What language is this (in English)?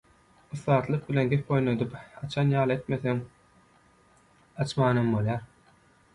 Turkmen